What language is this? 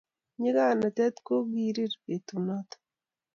Kalenjin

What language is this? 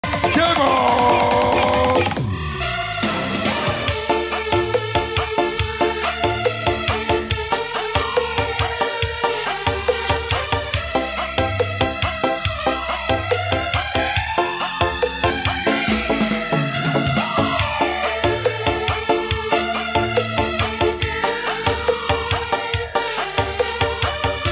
Indonesian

